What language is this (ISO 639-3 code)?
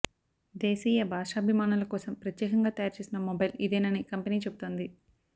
tel